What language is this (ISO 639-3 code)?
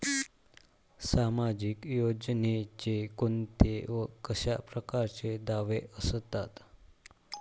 mar